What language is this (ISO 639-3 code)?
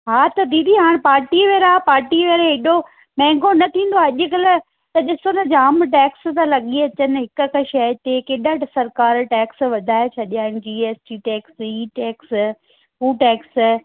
snd